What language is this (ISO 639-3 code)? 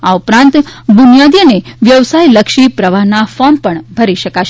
guj